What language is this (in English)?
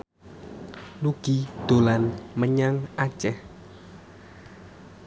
Javanese